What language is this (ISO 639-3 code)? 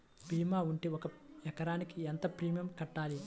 tel